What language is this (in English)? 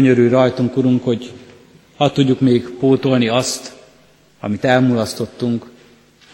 Hungarian